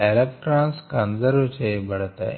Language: Telugu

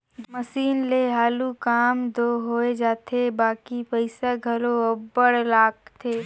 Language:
Chhattisgarhi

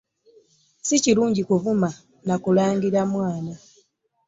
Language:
Ganda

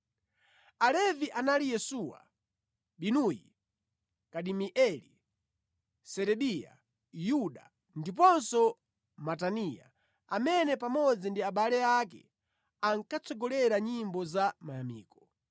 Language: Nyanja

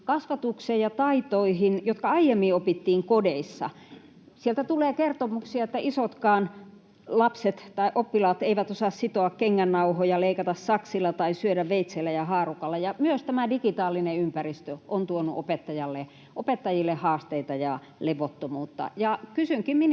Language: Finnish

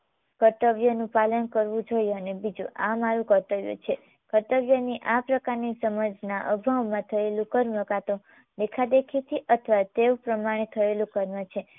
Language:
Gujarati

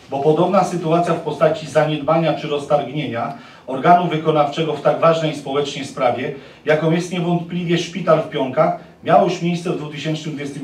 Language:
Polish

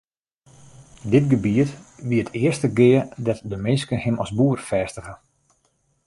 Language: Western Frisian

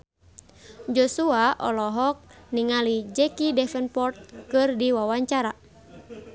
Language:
Sundanese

